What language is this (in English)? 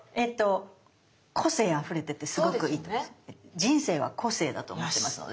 Japanese